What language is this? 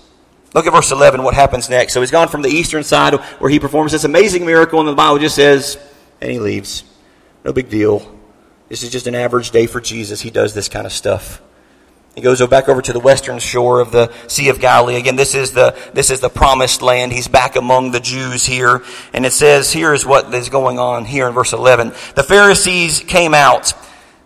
English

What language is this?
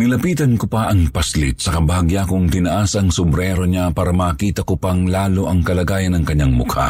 Filipino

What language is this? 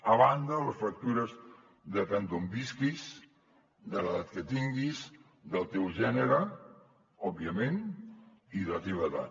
Catalan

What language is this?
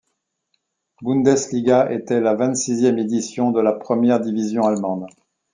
French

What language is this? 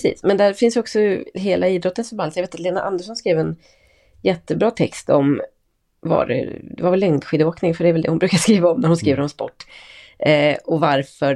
Swedish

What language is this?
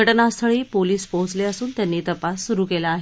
Marathi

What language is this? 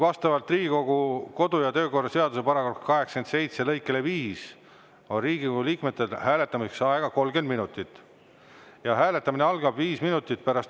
Estonian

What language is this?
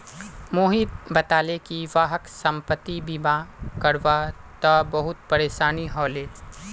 Magahi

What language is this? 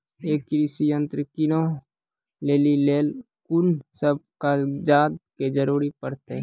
Maithili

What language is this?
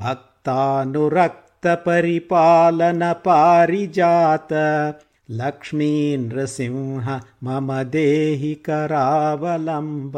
Kannada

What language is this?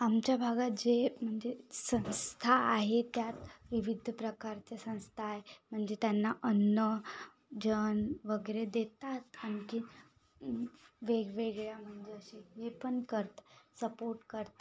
Marathi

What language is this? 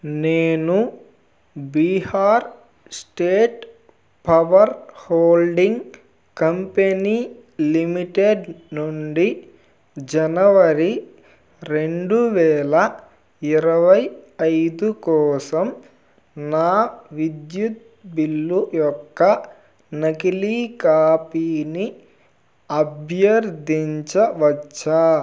Telugu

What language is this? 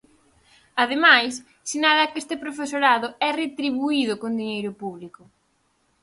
Galician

